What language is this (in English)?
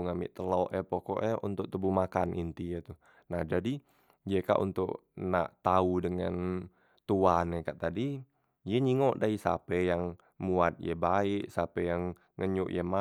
Musi